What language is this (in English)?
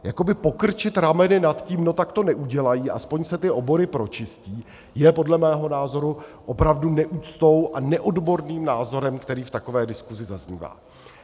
Czech